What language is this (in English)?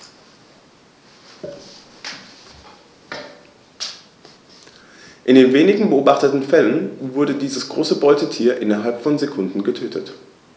German